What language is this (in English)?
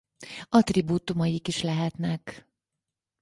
Hungarian